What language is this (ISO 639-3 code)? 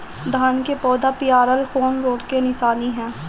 bho